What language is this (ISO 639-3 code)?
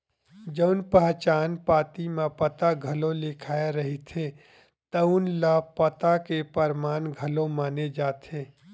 hne